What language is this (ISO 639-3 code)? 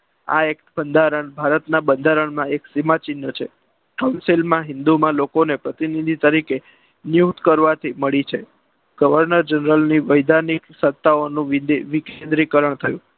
guj